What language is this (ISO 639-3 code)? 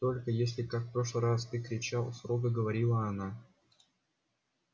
rus